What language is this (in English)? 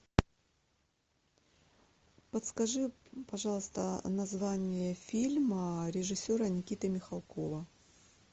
Russian